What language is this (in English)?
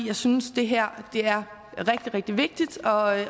Danish